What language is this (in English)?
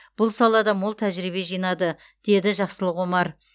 Kazakh